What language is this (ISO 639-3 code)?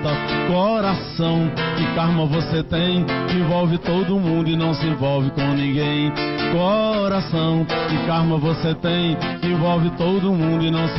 por